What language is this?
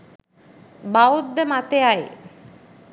Sinhala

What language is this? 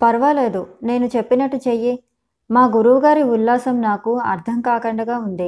Telugu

